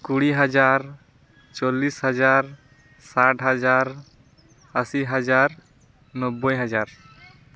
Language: Santali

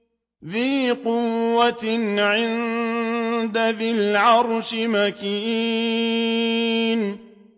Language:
Arabic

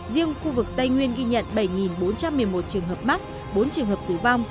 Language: Vietnamese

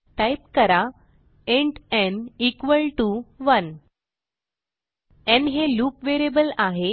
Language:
Marathi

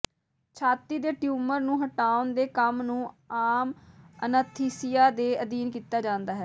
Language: Punjabi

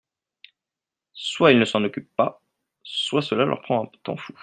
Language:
French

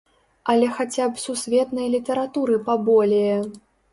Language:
Belarusian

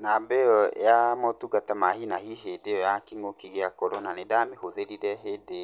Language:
Kikuyu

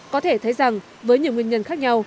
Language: Vietnamese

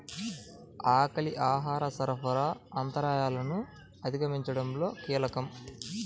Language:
Telugu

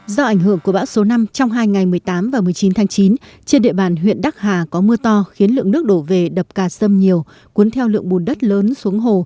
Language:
Vietnamese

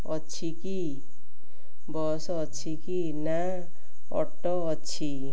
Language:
Odia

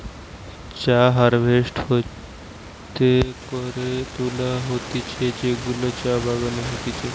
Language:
Bangla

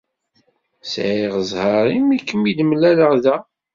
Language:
Kabyle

